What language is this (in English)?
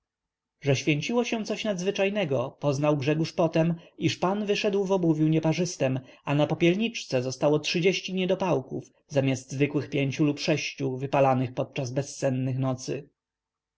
Polish